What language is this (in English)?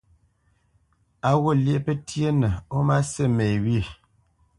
Bamenyam